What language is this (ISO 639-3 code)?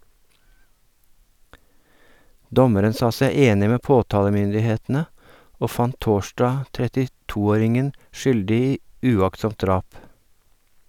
nor